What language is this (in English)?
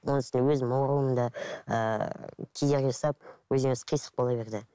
Kazakh